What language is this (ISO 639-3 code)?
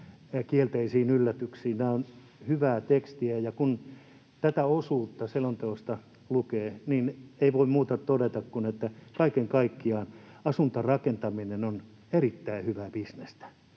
fin